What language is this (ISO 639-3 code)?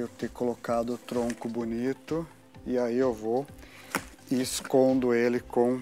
por